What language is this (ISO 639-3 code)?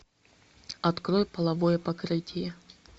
rus